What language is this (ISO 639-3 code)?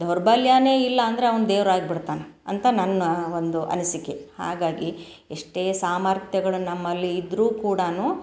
kan